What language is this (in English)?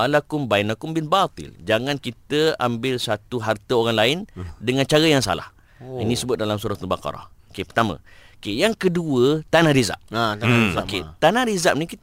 Malay